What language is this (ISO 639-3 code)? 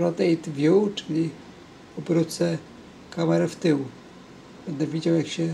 pol